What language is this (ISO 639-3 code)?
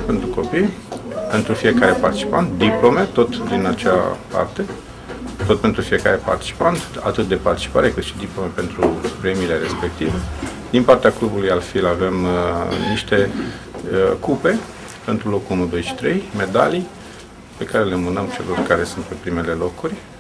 ron